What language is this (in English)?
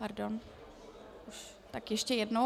Czech